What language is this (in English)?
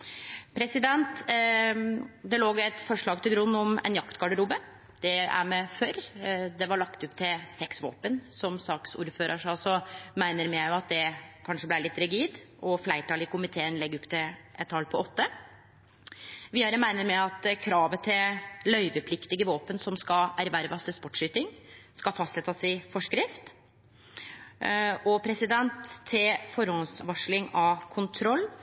Norwegian Nynorsk